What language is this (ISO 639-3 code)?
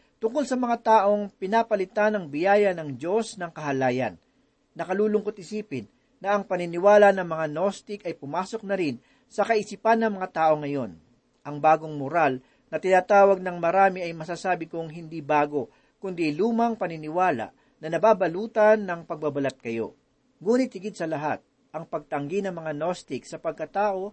fil